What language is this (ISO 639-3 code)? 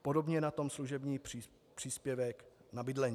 ces